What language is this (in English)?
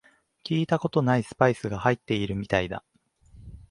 Japanese